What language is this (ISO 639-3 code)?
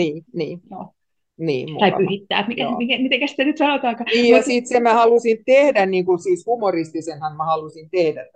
fin